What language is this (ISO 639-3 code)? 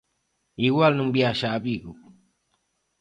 glg